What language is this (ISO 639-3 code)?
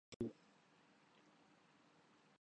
urd